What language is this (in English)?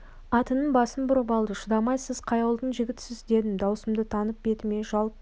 Kazakh